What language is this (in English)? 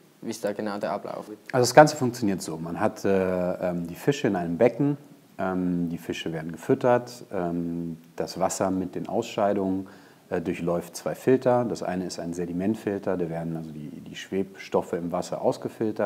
German